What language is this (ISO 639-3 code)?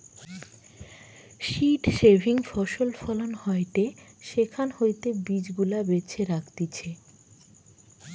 ben